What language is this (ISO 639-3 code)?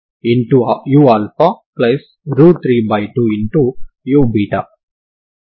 tel